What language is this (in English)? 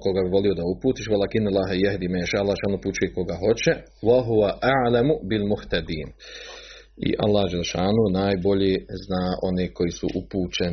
Croatian